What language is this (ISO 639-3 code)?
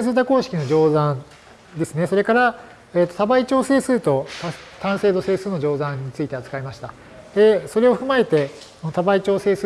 jpn